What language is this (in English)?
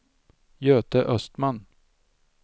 Swedish